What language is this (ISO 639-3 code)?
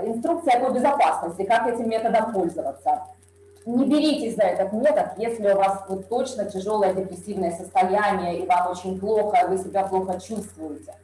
rus